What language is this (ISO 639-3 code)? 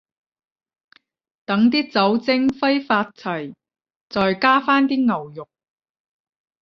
yue